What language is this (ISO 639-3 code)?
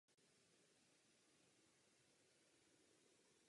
ces